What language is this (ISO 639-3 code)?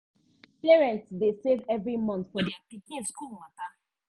pcm